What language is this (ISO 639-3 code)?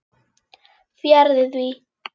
isl